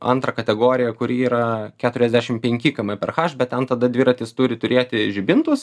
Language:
Lithuanian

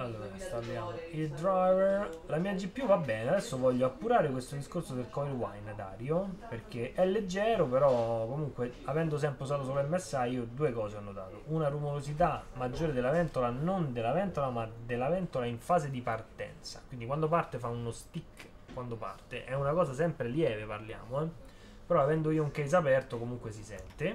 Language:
Italian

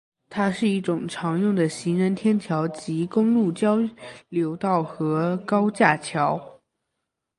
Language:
Chinese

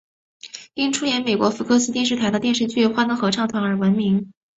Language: Chinese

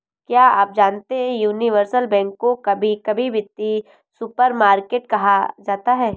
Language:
Hindi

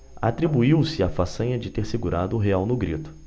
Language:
Portuguese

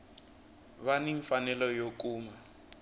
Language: Tsonga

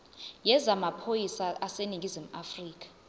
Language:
Zulu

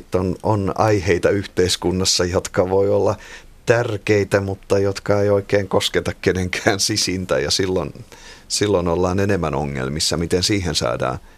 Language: Finnish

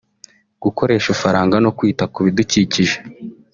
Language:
Kinyarwanda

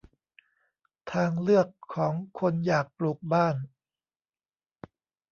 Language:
Thai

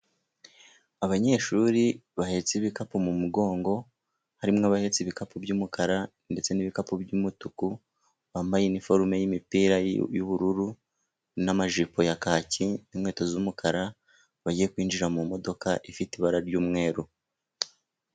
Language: Kinyarwanda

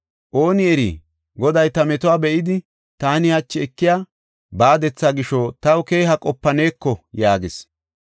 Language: Gofa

